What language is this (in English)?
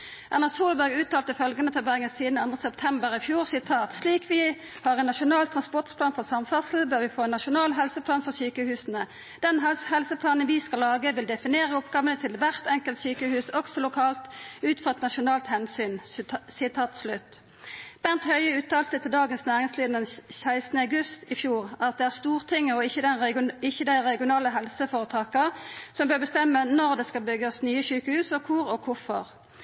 Norwegian Nynorsk